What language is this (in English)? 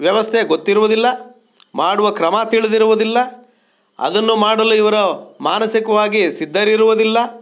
Kannada